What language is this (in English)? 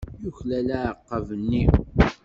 Kabyle